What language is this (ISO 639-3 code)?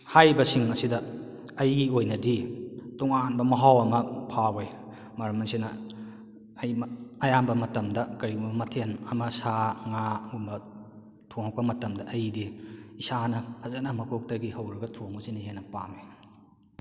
mni